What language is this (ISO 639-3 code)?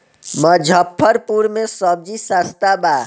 bho